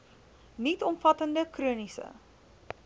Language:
Afrikaans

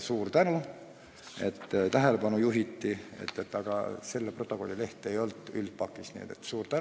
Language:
Estonian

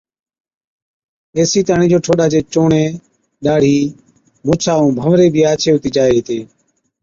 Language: Od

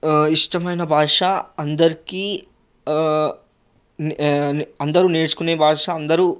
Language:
Telugu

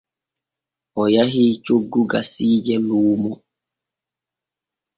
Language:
Borgu Fulfulde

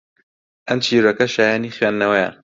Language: Central Kurdish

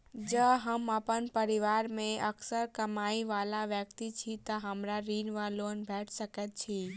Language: Maithili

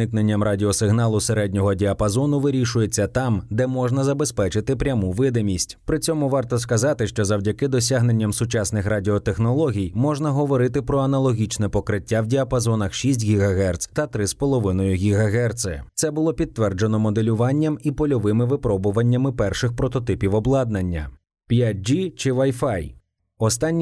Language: Ukrainian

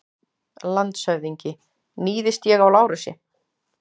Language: Icelandic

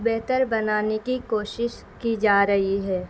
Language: Urdu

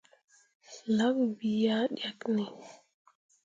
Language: Mundang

